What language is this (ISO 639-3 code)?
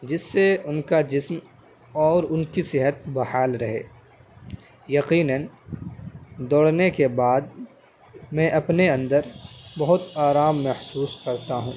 urd